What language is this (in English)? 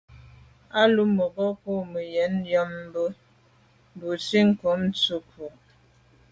Medumba